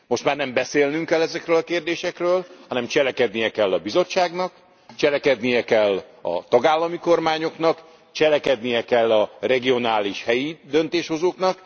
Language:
Hungarian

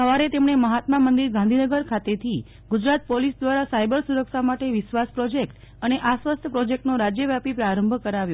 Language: Gujarati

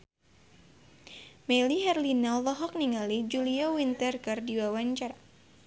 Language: Sundanese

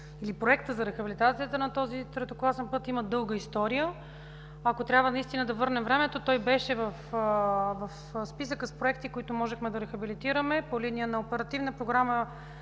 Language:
Bulgarian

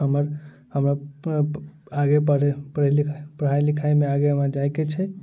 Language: Maithili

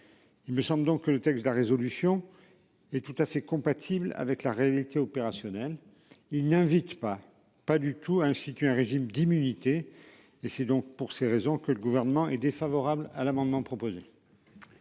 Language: French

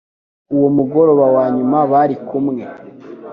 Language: Kinyarwanda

